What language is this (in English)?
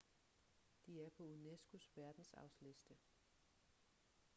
Danish